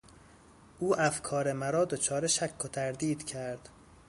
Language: Persian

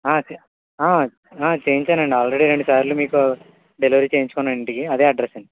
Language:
Telugu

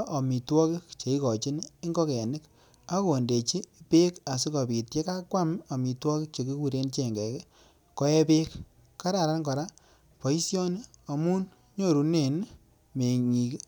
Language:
Kalenjin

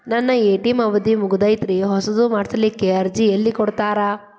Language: Kannada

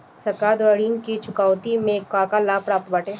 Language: Bhojpuri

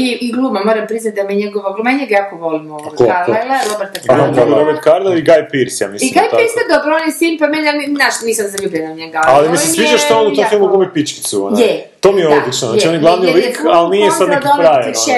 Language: Croatian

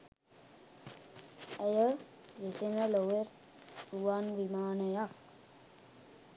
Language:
Sinhala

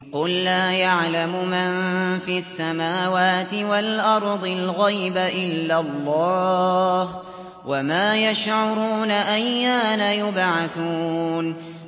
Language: Arabic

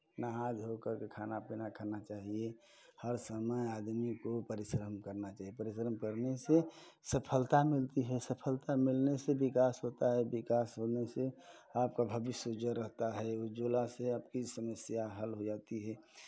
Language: Hindi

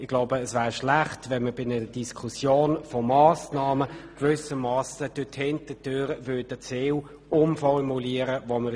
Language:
Swiss German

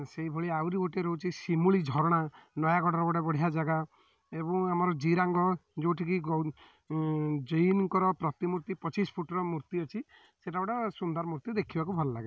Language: Odia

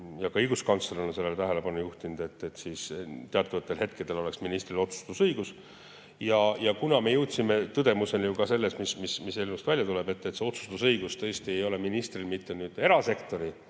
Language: Estonian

